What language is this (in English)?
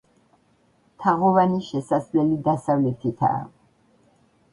Georgian